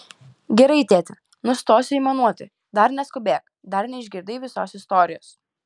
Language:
Lithuanian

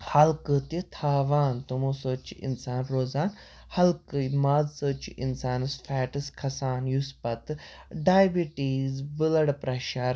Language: Kashmiri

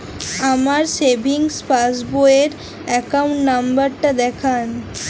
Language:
Bangla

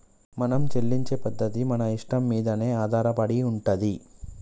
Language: Telugu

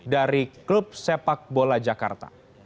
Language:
Indonesian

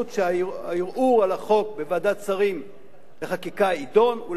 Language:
Hebrew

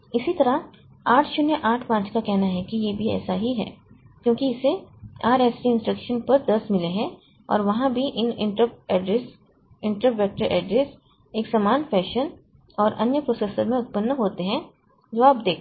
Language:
Hindi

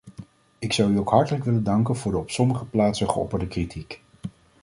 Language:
Dutch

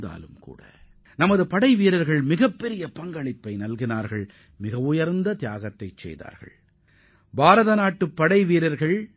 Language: Tamil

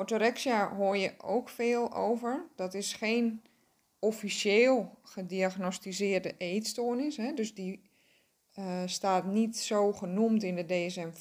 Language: Dutch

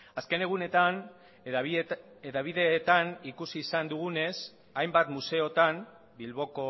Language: Basque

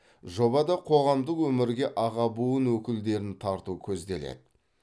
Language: Kazakh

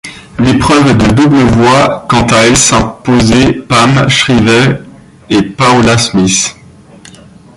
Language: French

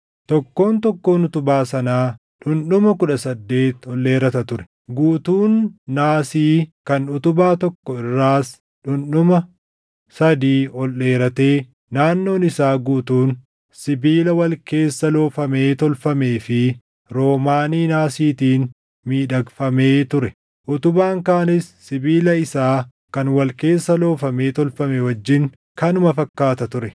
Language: Oromo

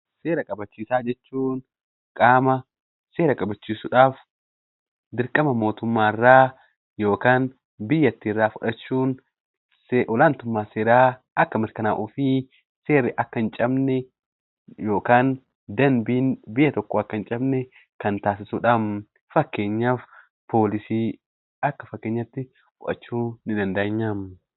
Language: Oromo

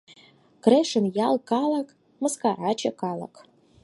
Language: Mari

